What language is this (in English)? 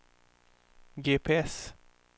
Swedish